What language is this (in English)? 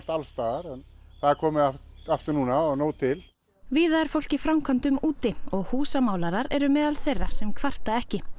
Icelandic